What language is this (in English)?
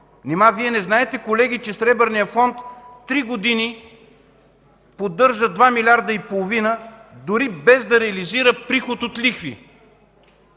Bulgarian